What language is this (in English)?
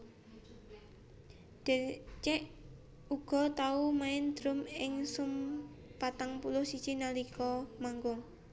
Javanese